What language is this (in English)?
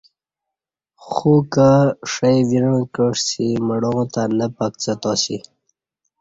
Kati